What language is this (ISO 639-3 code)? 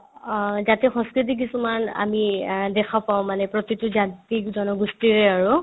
asm